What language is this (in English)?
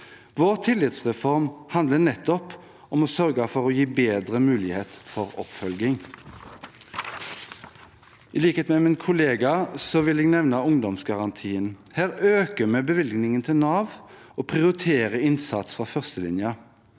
Norwegian